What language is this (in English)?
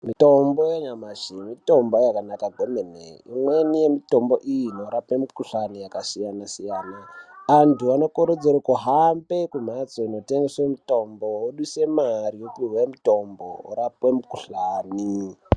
Ndau